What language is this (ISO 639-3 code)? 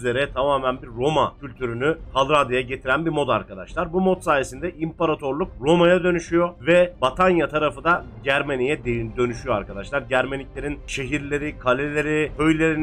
tur